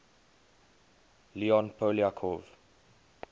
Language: English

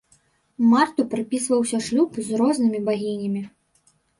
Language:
Belarusian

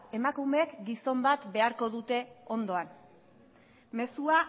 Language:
Basque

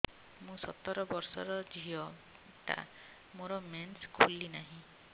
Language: Odia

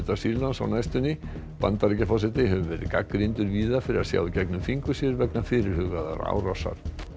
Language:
Icelandic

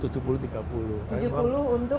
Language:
Indonesian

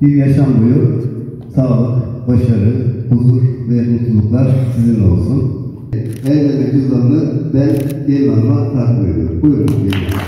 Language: Turkish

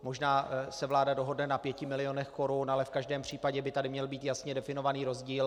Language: Czech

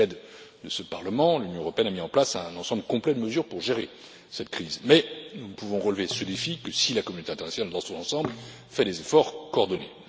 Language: French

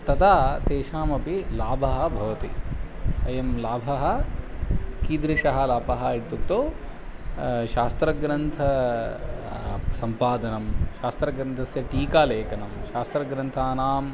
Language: Sanskrit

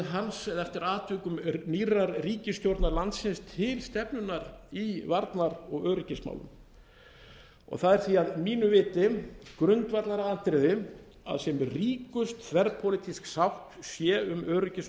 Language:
Icelandic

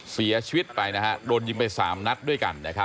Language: Thai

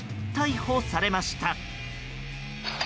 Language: Japanese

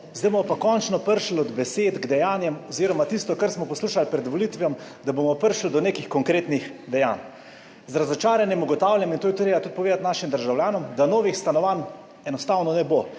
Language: Slovenian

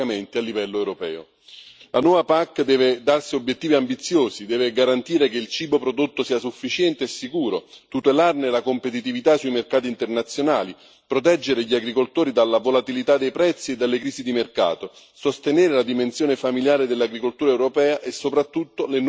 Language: Italian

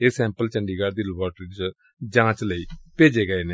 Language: Punjabi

